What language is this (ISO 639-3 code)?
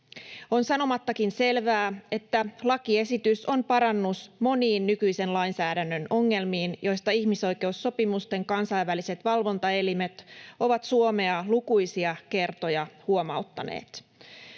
fin